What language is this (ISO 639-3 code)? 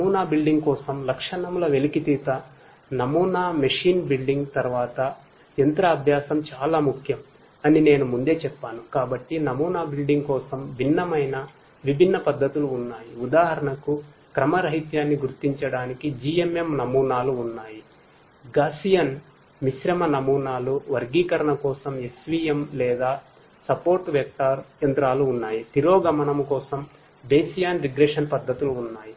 tel